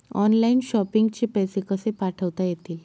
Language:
Marathi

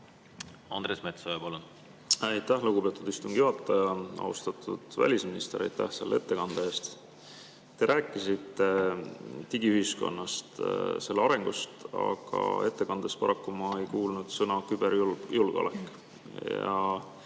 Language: Estonian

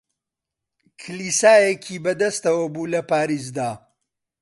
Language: Central Kurdish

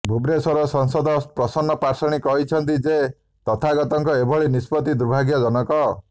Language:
Odia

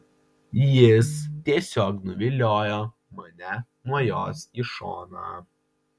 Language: Lithuanian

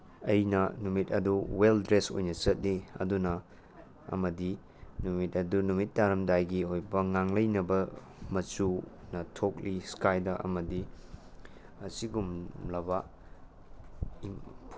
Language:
Manipuri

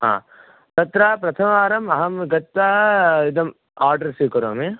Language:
Sanskrit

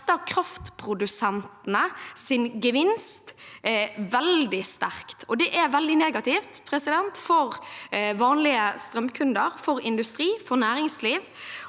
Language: Norwegian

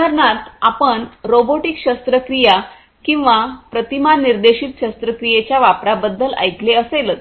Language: Marathi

